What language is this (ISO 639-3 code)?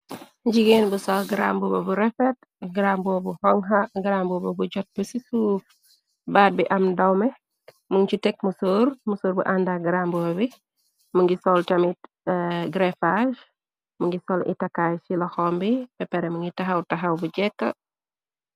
wol